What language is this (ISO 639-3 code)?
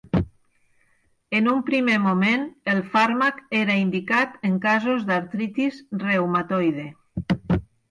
cat